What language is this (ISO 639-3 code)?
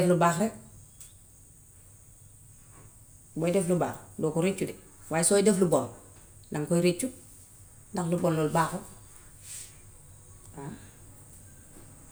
wof